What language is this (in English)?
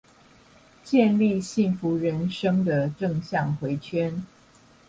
Chinese